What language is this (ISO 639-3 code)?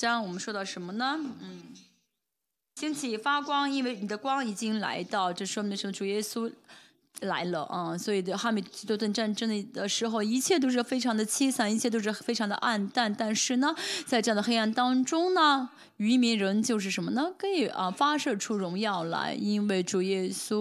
zho